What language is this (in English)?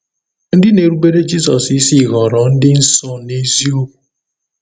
Igbo